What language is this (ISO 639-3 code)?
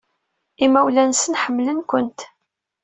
kab